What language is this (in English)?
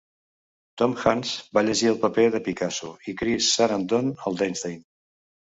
Catalan